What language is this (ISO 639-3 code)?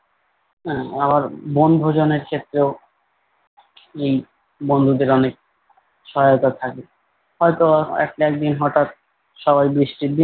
ben